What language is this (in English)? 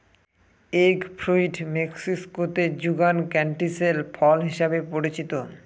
Bangla